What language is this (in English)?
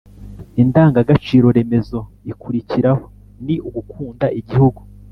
Kinyarwanda